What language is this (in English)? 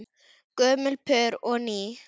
Icelandic